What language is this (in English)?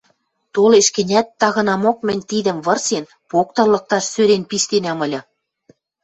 Western Mari